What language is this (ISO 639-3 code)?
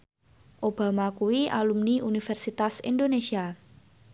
jav